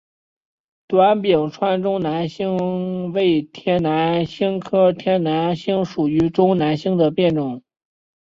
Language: Chinese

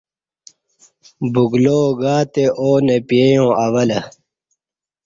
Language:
Kati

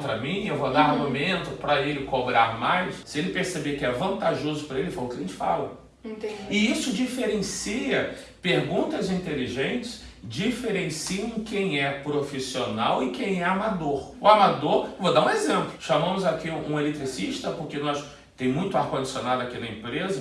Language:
Portuguese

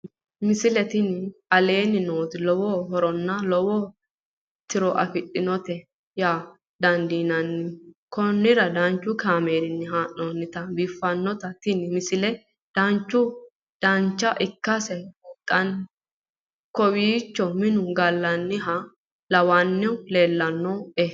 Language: Sidamo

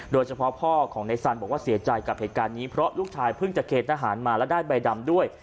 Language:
Thai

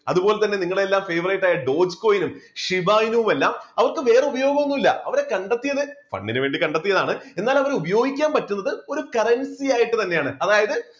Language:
Malayalam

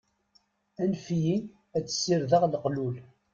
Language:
Kabyle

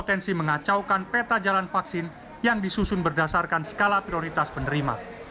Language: Indonesian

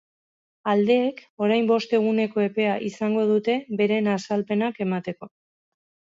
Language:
Basque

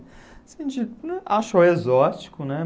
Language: Portuguese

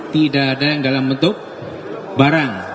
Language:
Indonesian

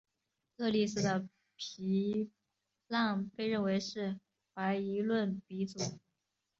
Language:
Chinese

